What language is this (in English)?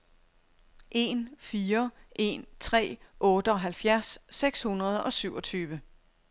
Danish